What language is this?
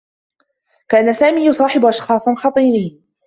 Arabic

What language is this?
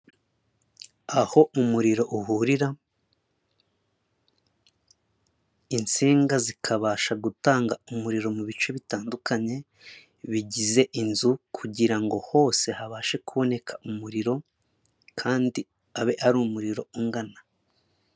Kinyarwanda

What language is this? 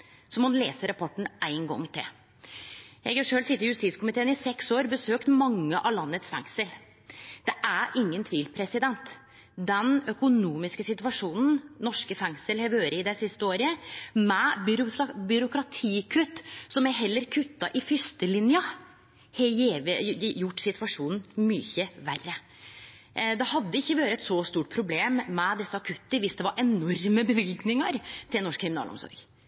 Norwegian Nynorsk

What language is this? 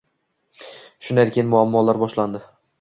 Uzbek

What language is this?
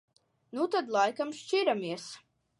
Latvian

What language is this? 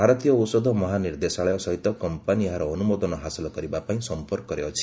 Odia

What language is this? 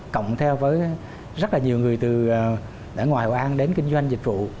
Vietnamese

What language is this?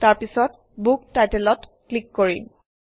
Assamese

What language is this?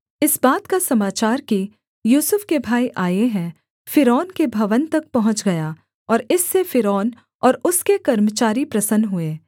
Hindi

